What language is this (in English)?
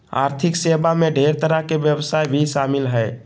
Magahi